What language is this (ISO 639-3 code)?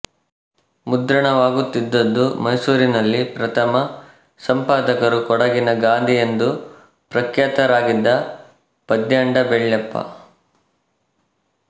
kan